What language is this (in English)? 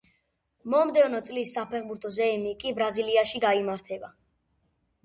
Georgian